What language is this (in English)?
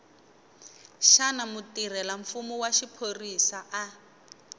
Tsonga